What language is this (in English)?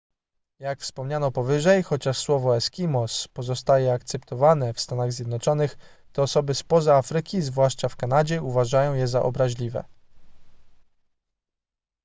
Polish